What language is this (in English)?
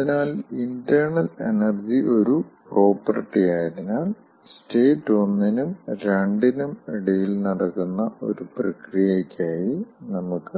Malayalam